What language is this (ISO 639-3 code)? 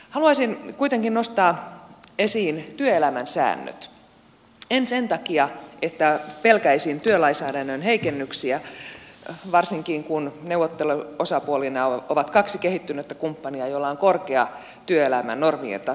fin